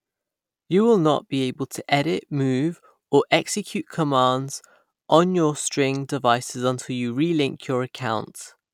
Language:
English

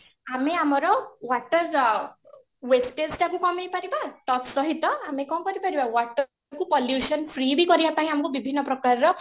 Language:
Odia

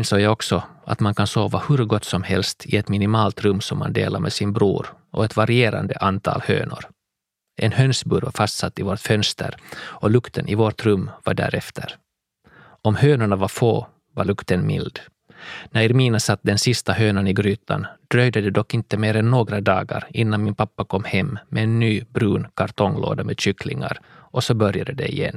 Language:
Swedish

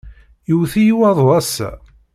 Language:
Kabyle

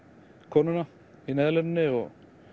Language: Icelandic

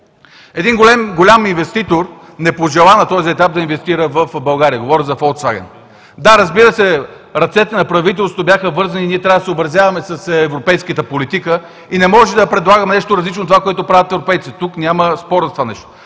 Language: Bulgarian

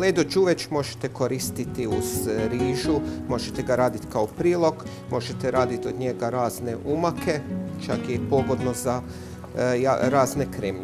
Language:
Russian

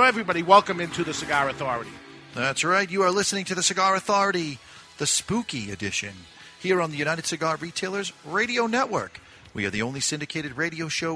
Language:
English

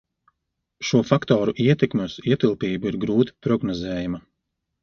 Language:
Latvian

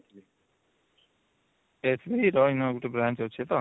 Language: Odia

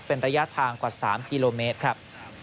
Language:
Thai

